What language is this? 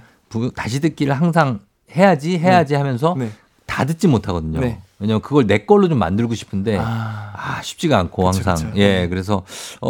Korean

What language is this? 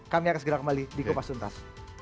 Indonesian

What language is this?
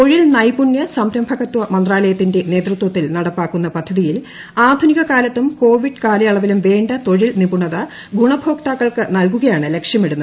Malayalam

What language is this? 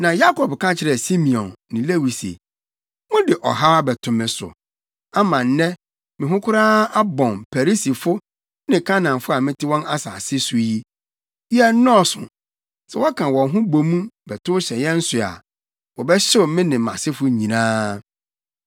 Akan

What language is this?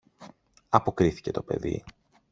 Greek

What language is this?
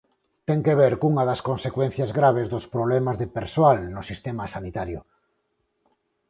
Galician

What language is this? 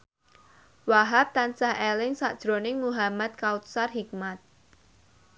Javanese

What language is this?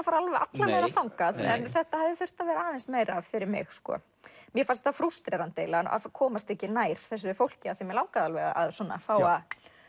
Icelandic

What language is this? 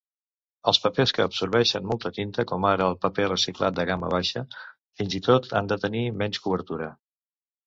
Catalan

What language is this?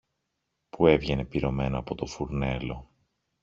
Greek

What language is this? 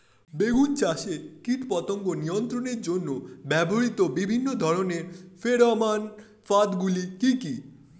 Bangla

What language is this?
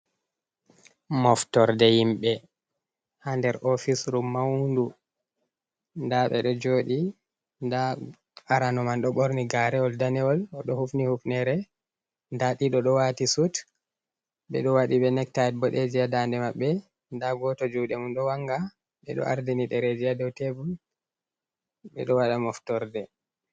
Fula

